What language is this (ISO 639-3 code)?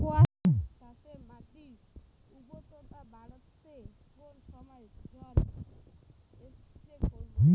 ben